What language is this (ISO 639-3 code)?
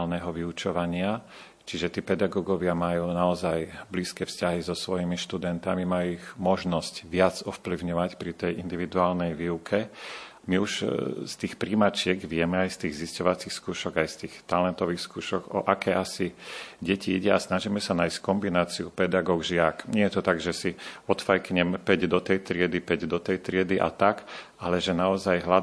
slk